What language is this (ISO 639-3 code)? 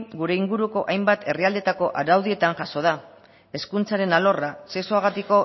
eus